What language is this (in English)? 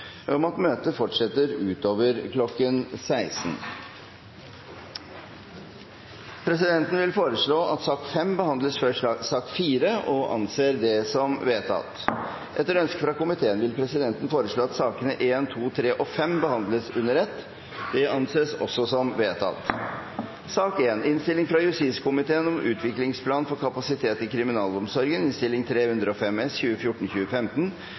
Norwegian Bokmål